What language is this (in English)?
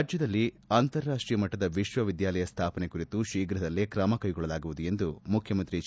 Kannada